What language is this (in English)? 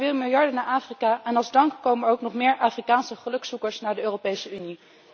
Dutch